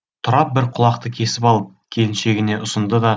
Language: Kazakh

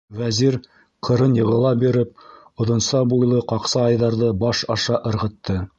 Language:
Bashkir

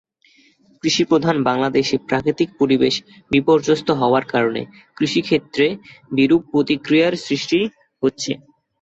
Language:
Bangla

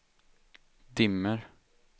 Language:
Swedish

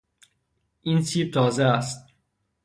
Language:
Persian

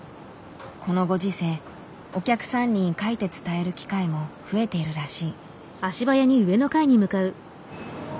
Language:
Japanese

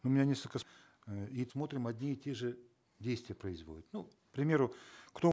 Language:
Kazakh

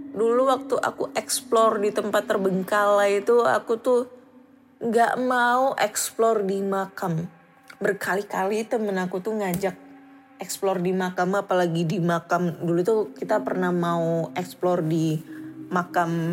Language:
Indonesian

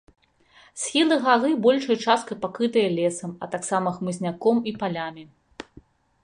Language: Belarusian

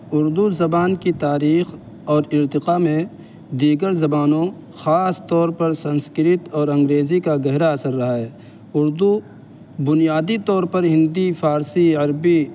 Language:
Urdu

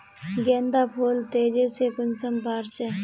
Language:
Magahi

